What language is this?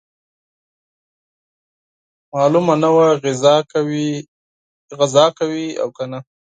Pashto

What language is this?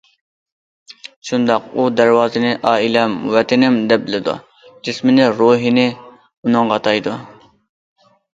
Uyghur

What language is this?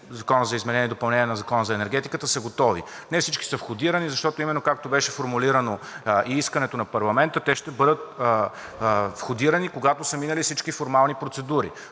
Bulgarian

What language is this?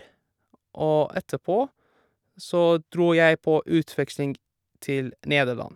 Norwegian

